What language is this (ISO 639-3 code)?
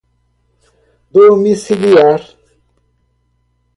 por